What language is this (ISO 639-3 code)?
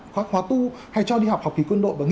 vie